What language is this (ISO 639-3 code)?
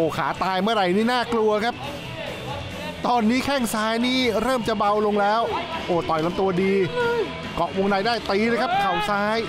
tha